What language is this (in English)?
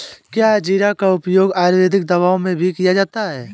Hindi